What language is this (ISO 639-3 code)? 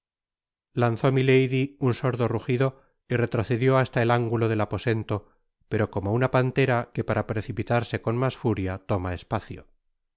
spa